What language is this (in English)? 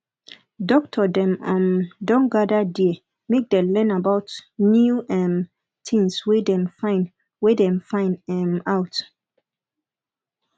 Nigerian Pidgin